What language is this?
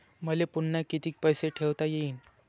Marathi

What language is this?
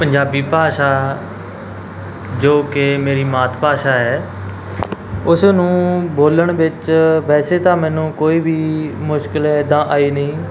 Punjabi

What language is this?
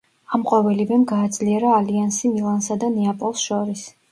Georgian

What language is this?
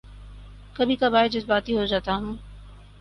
Urdu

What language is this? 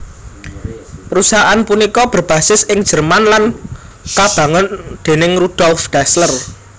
Javanese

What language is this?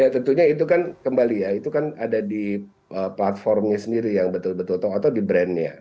Indonesian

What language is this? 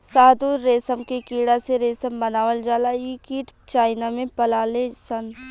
Bhojpuri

